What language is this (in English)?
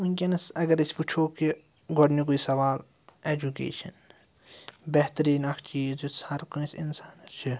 Kashmiri